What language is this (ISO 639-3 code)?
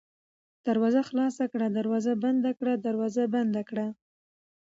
pus